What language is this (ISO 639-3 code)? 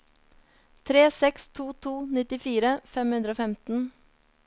nor